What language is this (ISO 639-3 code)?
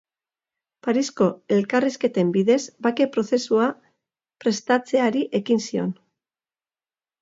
eus